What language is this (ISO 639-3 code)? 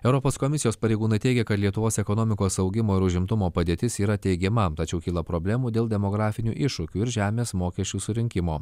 lit